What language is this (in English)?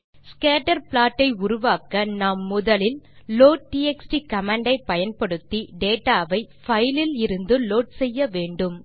Tamil